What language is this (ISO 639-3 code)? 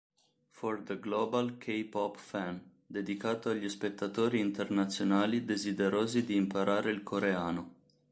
ita